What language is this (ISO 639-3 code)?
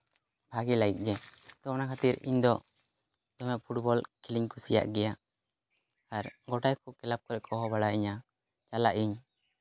sat